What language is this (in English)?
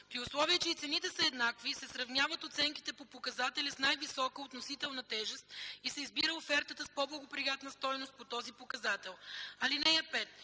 Bulgarian